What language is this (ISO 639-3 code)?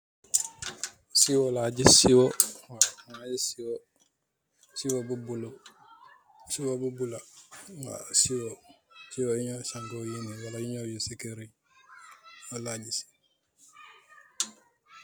wol